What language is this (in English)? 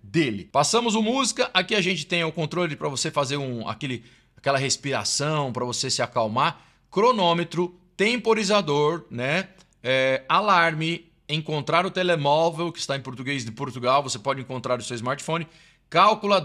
Portuguese